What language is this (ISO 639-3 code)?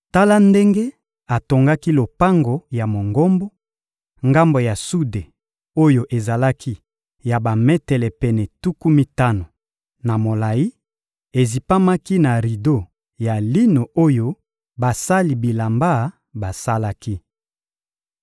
lin